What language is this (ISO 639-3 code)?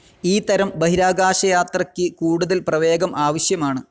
mal